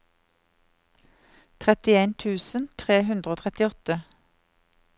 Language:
Norwegian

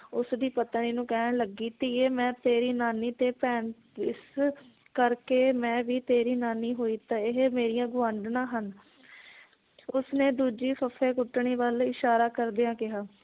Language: Punjabi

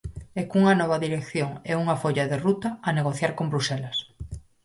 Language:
Galician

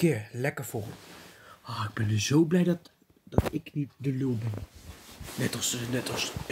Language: Dutch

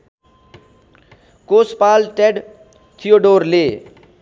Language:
Nepali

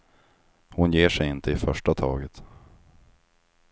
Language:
Swedish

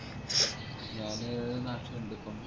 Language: Malayalam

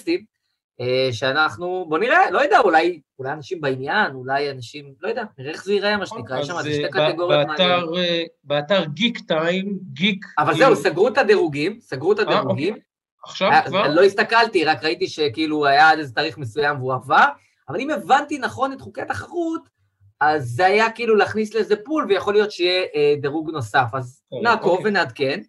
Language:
Hebrew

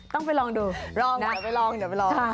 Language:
Thai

